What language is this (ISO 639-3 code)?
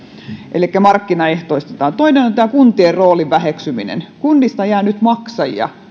fin